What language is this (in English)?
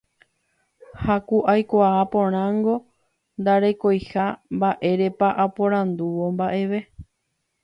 Guarani